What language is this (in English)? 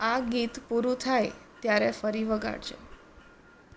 Gujarati